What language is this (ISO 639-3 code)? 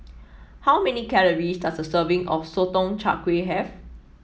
eng